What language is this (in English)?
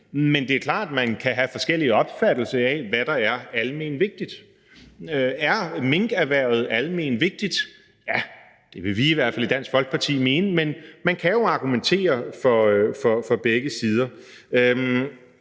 Danish